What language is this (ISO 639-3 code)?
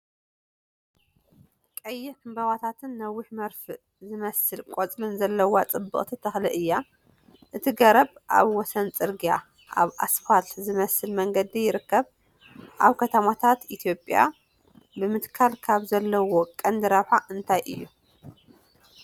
tir